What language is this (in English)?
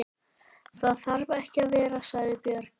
Icelandic